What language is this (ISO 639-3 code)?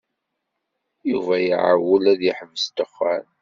kab